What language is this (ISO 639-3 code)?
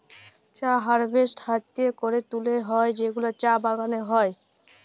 ben